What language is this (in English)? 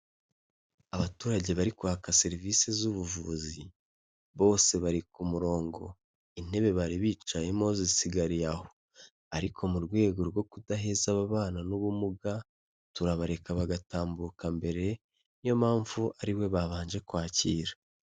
Kinyarwanda